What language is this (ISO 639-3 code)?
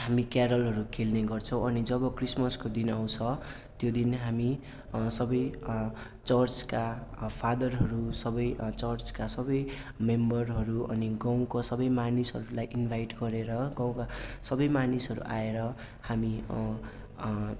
nep